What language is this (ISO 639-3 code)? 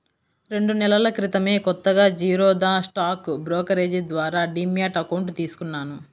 tel